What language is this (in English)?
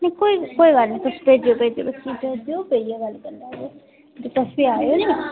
Dogri